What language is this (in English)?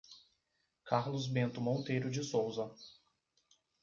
Portuguese